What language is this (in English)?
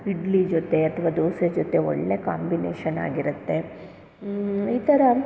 Kannada